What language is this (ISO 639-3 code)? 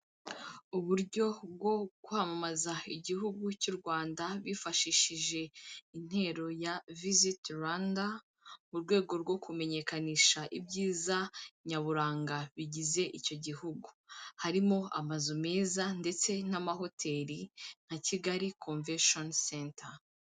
kin